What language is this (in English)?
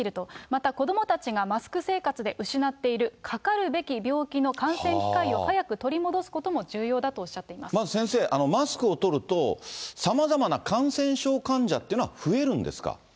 Japanese